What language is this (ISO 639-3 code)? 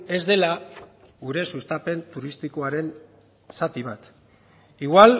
eus